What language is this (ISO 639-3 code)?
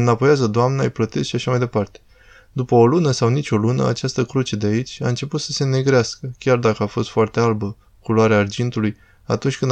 ron